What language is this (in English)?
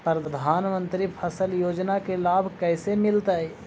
Magahi